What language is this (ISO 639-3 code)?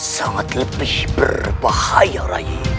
ind